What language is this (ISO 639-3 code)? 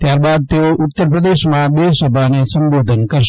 guj